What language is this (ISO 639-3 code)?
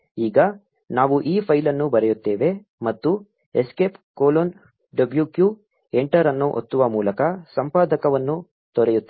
kan